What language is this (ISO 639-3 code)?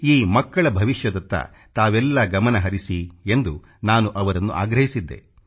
kan